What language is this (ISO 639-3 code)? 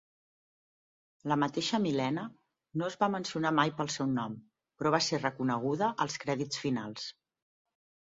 cat